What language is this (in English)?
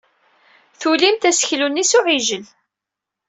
Kabyle